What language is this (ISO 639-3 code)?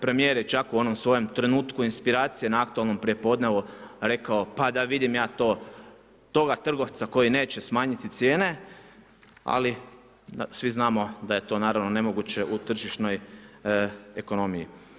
hrv